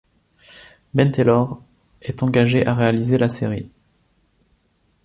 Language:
French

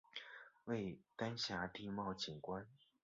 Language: Chinese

